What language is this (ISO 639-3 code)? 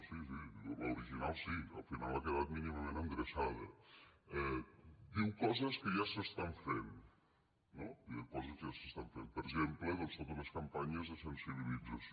cat